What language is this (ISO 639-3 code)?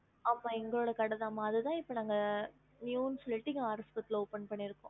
tam